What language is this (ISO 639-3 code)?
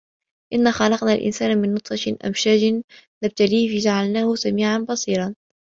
ara